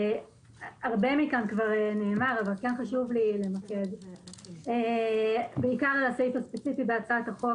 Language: Hebrew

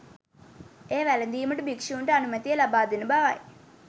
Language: Sinhala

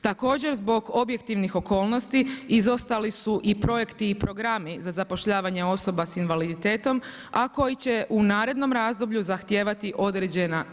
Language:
Croatian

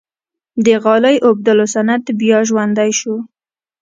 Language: Pashto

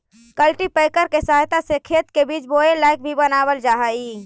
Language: Magahi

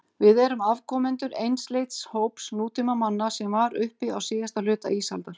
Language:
Icelandic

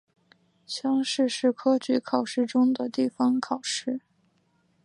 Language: Chinese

